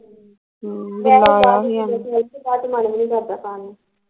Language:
Punjabi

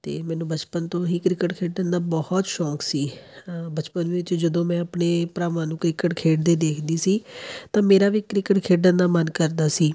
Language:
Punjabi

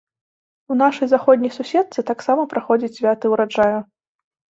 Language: Belarusian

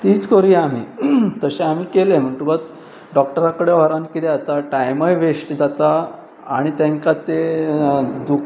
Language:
Konkani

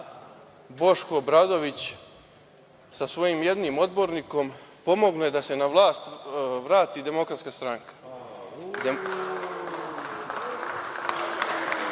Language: Serbian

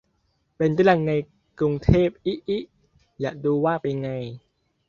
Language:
Thai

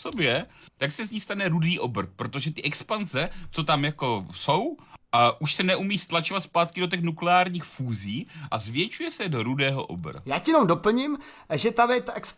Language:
Czech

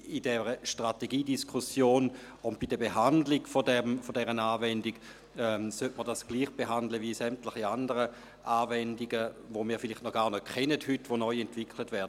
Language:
Swiss German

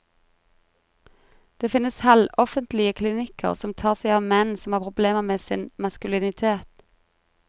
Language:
Norwegian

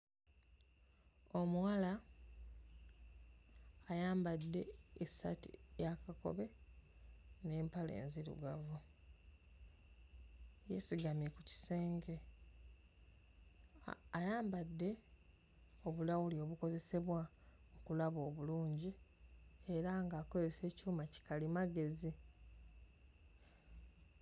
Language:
Ganda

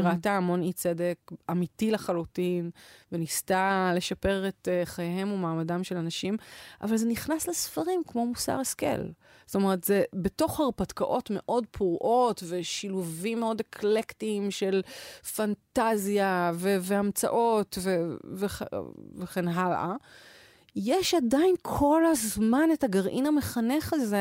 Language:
Hebrew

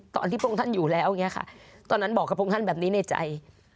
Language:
Thai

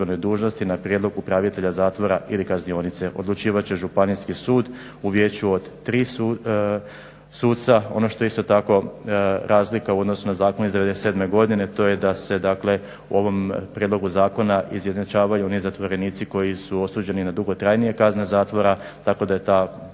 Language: Croatian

